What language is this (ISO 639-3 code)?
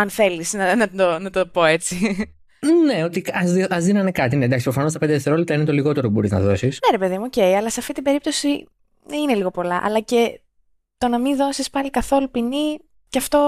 ell